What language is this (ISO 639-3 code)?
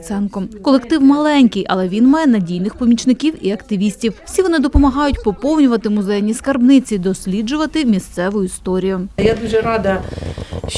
ukr